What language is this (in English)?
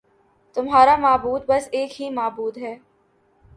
Urdu